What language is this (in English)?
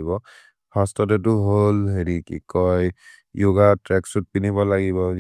Maria (India)